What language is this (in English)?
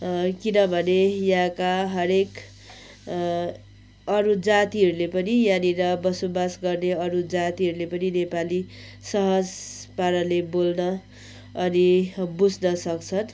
Nepali